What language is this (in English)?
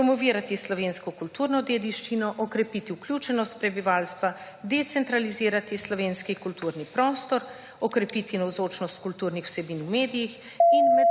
Slovenian